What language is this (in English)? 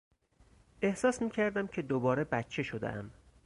Persian